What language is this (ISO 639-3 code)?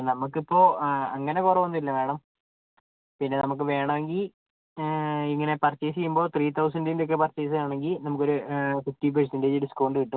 mal